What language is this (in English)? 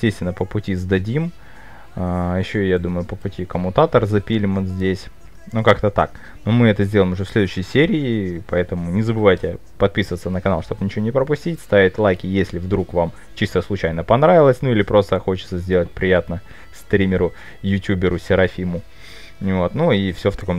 Russian